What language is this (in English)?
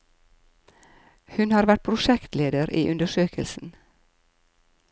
Norwegian